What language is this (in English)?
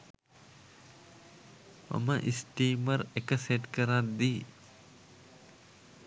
Sinhala